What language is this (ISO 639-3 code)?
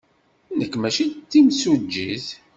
kab